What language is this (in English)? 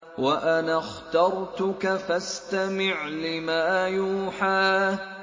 Arabic